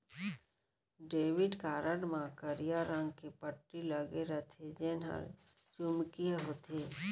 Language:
Chhattisgarhi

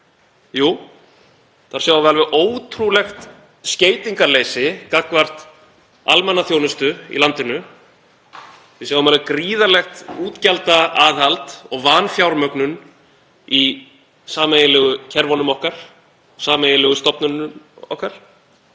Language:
Icelandic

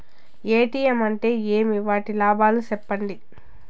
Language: Telugu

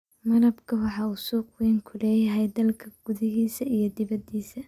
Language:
Somali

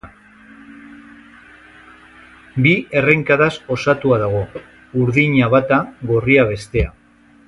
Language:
Basque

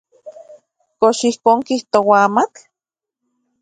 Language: Central Puebla Nahuatl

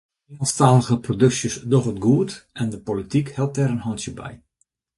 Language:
Western Frisian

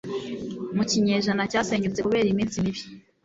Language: Kinyarwanda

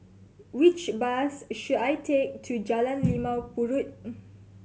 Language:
English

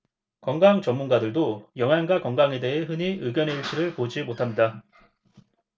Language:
Korean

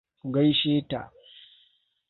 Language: Hausa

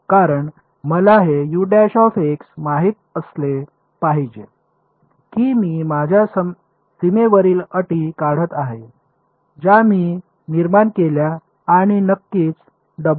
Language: Marathi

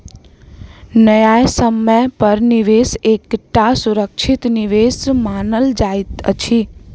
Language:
Maithili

